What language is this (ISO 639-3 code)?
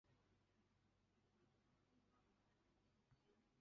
zho